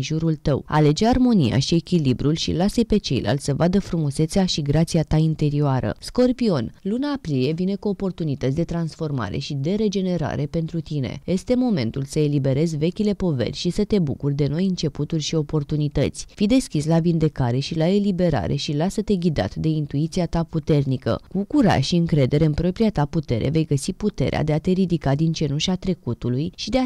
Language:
Romanian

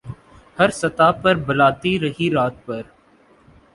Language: Urdu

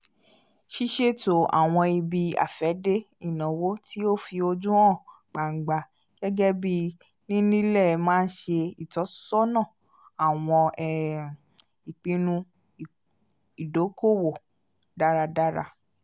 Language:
Yoruba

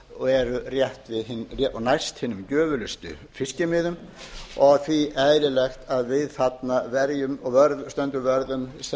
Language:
Icelandic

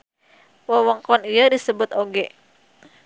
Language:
Sundanese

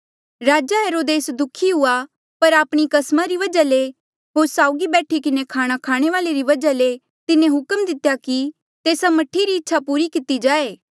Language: Mandeali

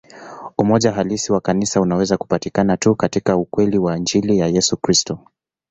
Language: Swahili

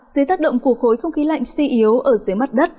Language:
Vietnamese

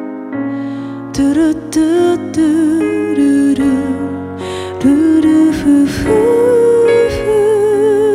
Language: Korean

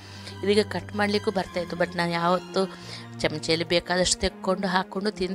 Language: Kannada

